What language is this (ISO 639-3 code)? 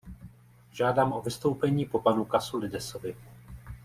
ces